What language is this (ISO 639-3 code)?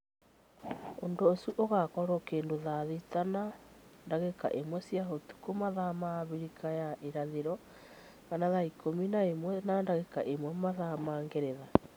kik